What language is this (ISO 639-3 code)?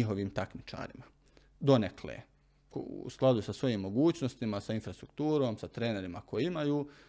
hrv